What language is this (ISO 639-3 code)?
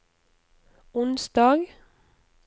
nor